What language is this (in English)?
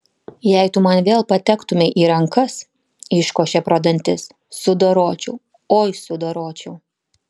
Lithuanian